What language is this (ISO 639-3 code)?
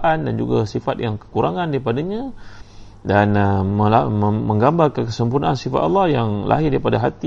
msa